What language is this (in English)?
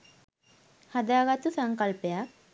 Sinhala